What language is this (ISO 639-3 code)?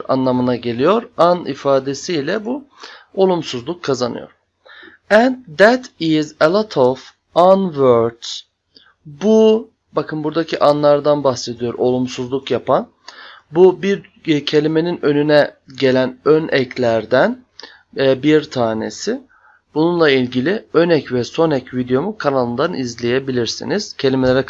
tur